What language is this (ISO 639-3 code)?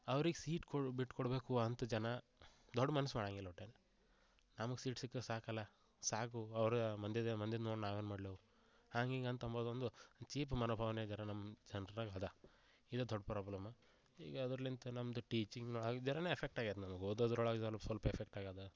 kan